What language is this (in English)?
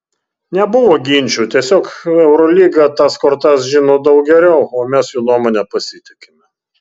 Lithuanian